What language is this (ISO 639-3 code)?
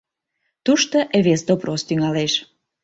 chm